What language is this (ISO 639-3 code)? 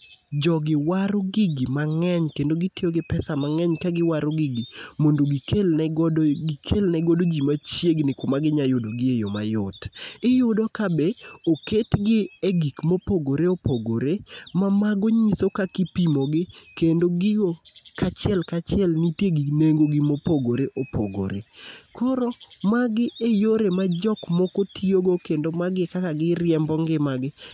luo